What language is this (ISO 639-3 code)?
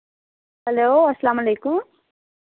kas